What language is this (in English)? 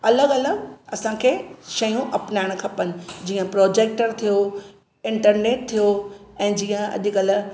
Sindhi